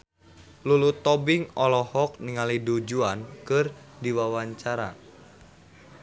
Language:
Sundanese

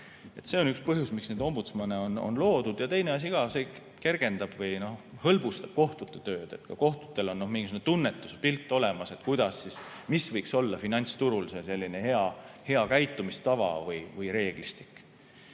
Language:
Estonian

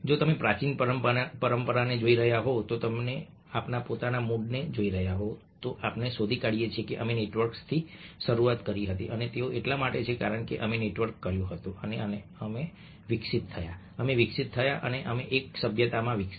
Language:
Gujarati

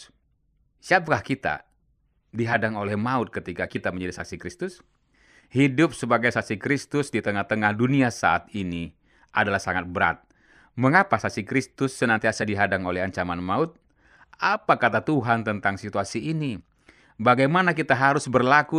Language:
Indonesian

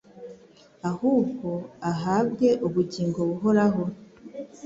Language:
Kinyarwanda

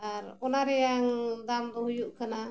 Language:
Santali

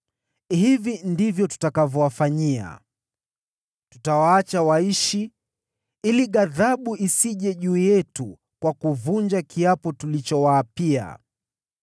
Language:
Swahili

